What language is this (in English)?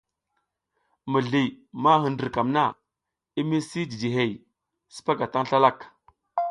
South Giziga